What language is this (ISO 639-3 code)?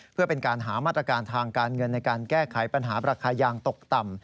tha